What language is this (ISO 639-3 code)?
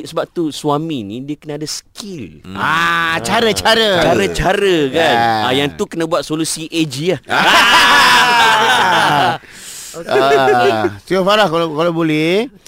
msa